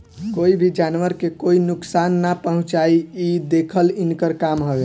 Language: Bhojpuri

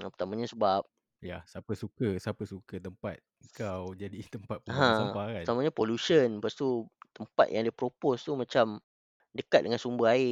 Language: Malay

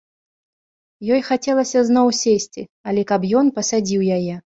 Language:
Belarusian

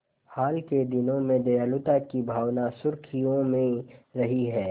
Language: Hindi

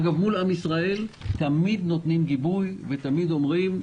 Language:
Hebrew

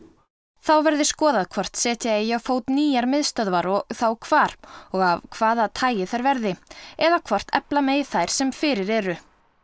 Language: Icelandic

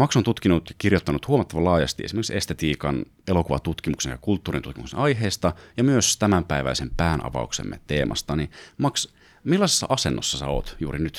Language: Finnish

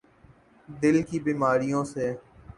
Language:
Urdu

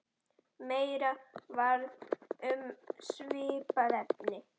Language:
Icelandic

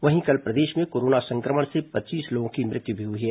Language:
Hindi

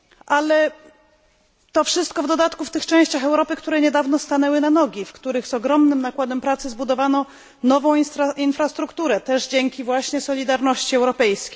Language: Polish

